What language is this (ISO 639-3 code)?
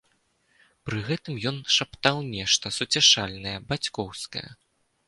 bel